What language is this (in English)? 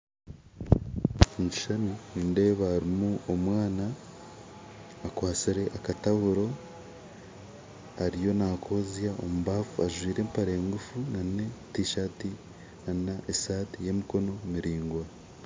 Nyankole